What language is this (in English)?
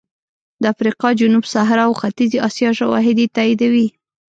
Pashto